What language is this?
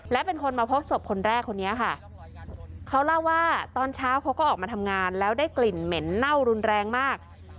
Thai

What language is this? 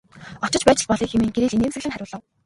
Mongolian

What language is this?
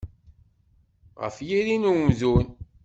Kabyle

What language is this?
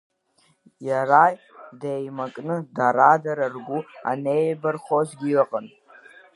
Abkhazian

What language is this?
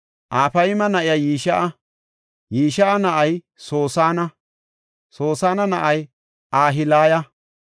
Gofa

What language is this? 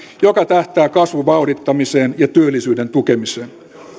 Finnish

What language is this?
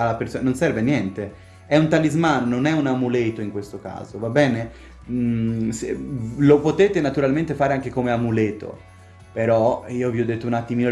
Italian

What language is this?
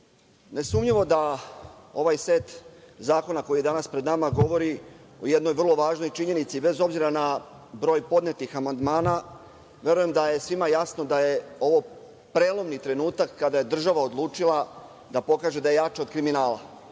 Serbian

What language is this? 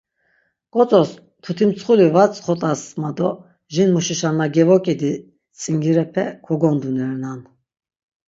Laz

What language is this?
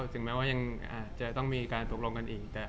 Thai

